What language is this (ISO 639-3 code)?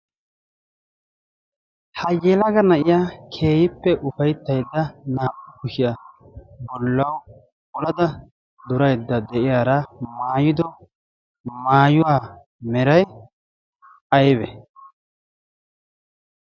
wal